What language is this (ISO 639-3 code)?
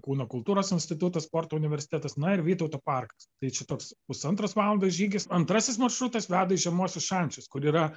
lit